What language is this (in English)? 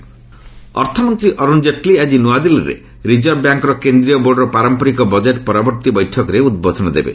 Odia